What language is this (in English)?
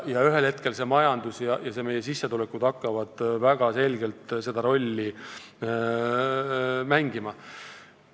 Estonian